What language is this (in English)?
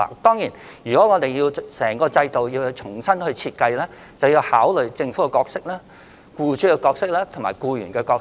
Cantonese